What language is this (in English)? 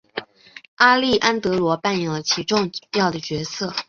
Chinese